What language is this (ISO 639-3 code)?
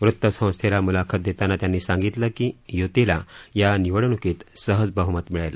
mar